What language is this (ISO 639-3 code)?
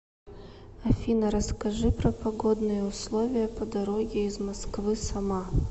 rus